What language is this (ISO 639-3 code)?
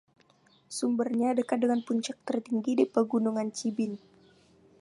ind